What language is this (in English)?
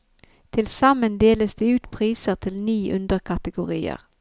Norwegian